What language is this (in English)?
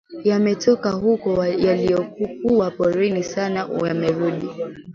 Swahili